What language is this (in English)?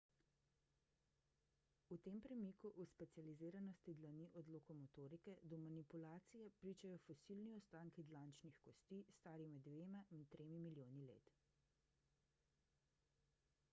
Slovenian